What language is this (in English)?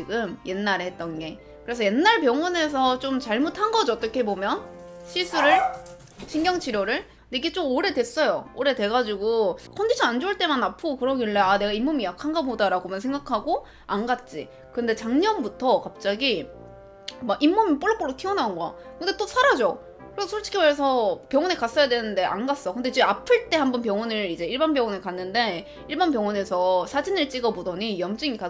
Korean